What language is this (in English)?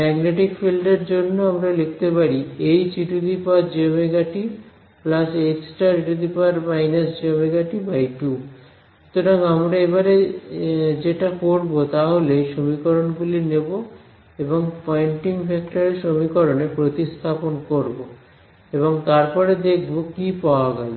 Bangla